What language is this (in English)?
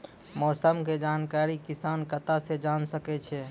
Maithili